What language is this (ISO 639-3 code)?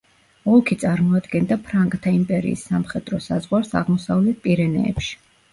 kat